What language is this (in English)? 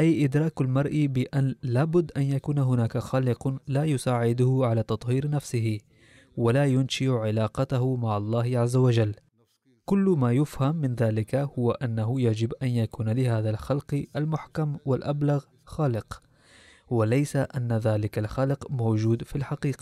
Arabic